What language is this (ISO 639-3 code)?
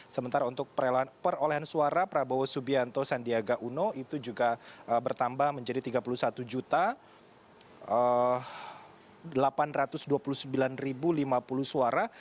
ind